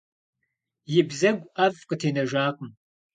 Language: Kabardian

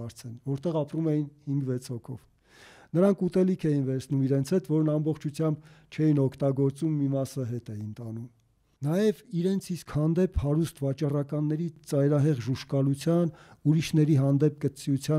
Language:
Turkish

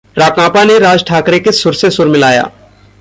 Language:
Hindi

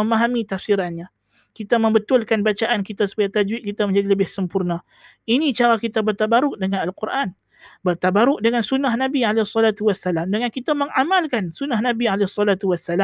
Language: Malay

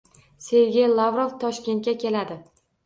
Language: Uzbek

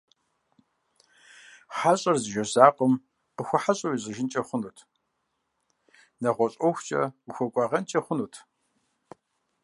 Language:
Kabardian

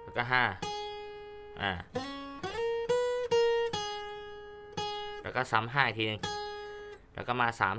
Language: Thai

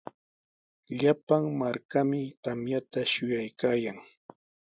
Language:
Sihuas Ancash Quechua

